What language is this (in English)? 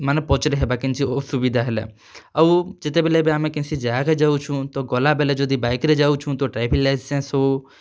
Odia